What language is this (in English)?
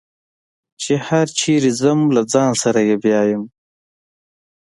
Pashto